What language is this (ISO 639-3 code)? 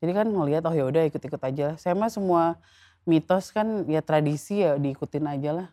ind